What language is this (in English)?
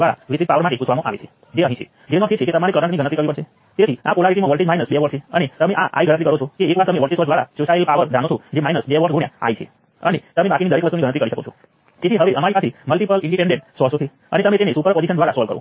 Gujarati